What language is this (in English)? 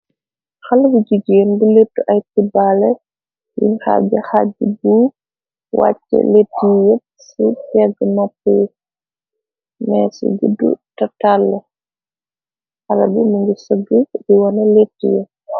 Wolof